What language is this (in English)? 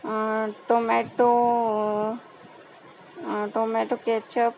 Marathi